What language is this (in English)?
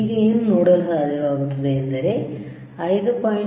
Kannada